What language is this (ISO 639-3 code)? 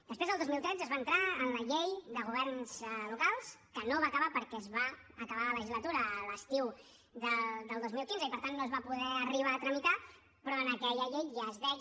cat